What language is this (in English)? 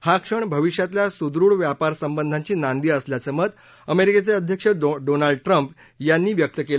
Marathi